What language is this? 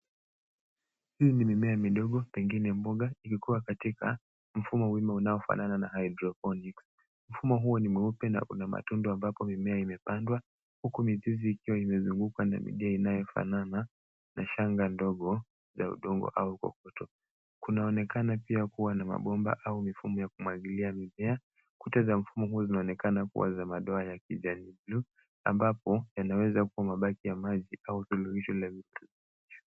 Swahili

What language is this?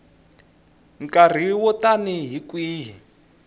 Tsonga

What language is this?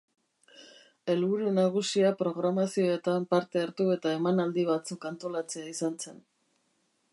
Basque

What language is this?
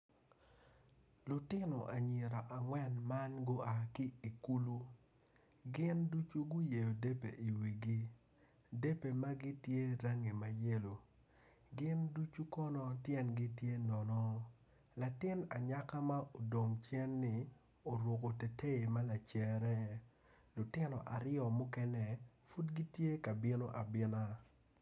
Acoli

